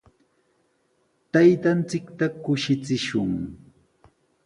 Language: Sihuas Ancash Quechua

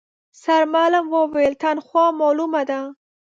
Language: Pashto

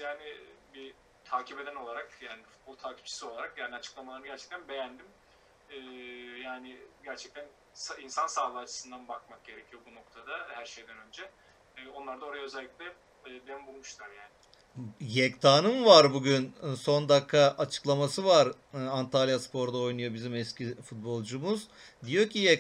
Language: Turkish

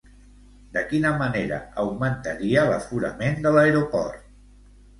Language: Catalan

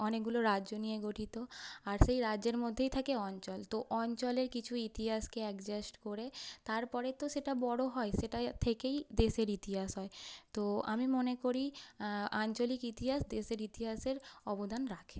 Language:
Bangla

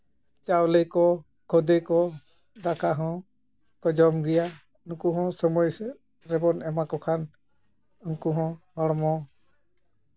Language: Santali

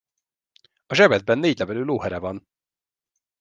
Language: Hungarian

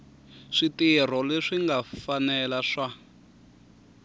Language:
Tsonga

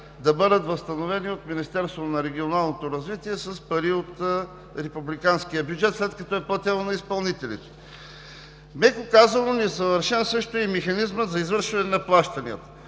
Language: Bulgarian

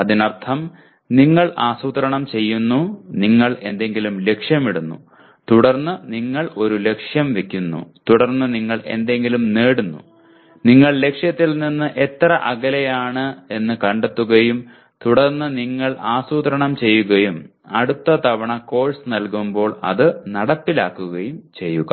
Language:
Malayalam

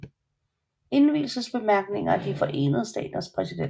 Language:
Danish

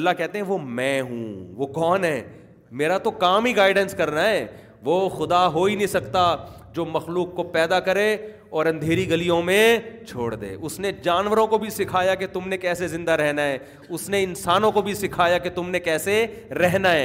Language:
Urdu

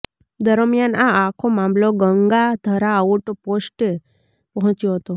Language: Gujarati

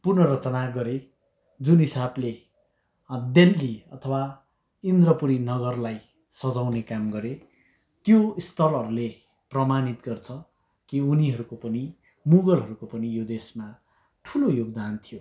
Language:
Nepali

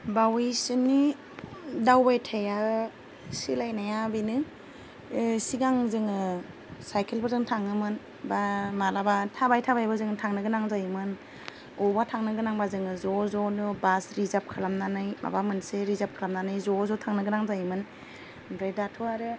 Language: Bodo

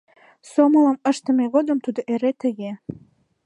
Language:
Mari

